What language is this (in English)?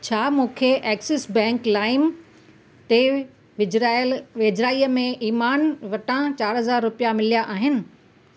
Sindhi